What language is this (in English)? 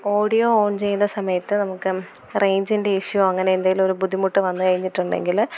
Malayalam